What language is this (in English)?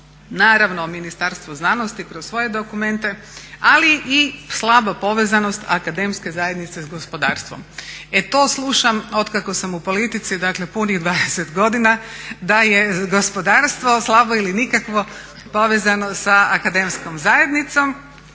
Croatian